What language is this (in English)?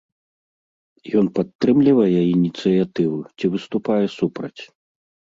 Belarusian